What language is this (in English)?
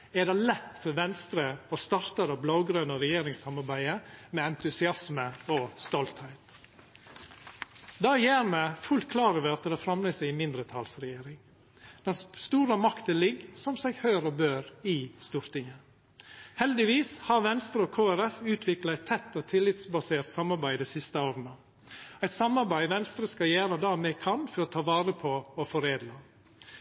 Norwegian Nynorsk